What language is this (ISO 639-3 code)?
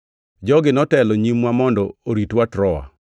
luo